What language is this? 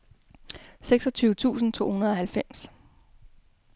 Danish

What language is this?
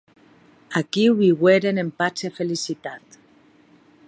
Occitan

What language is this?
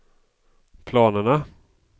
Swedish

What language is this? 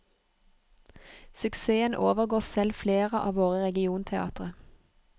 Norwegian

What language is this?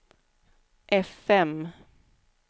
Swedish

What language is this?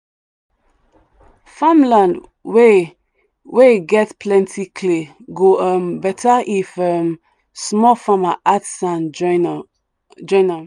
Nigerian Pidgin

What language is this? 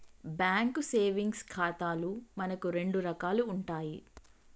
Telugu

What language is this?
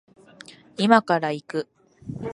Japanese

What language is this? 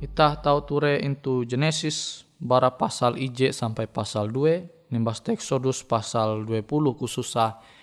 Indonesian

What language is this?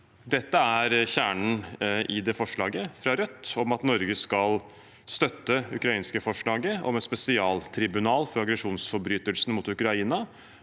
Norwegian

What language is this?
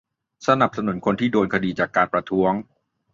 Thai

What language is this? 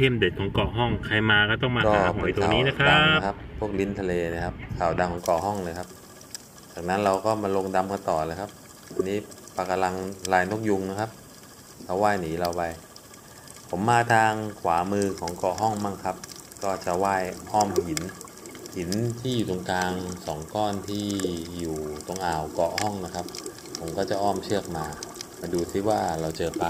Thai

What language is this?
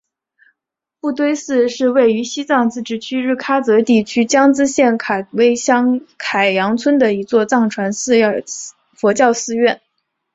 Chinese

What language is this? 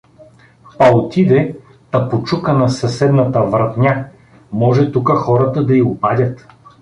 Bulgarian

